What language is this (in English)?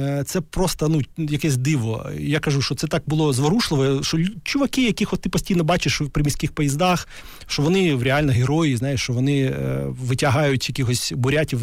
Ukrainian